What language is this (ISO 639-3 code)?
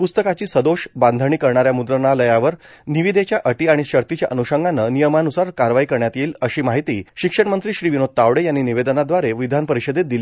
mar